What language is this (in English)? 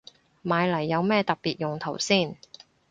Cantonese